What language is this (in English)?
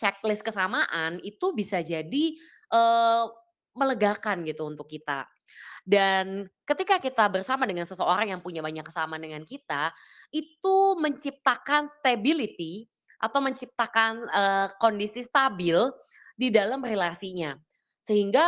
Indonesian